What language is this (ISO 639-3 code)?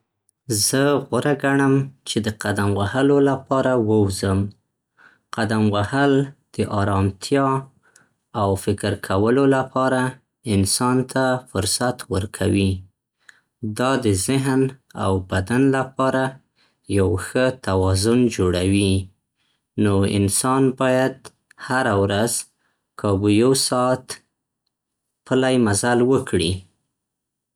pst